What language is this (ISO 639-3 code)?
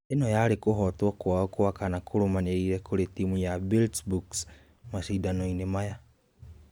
kik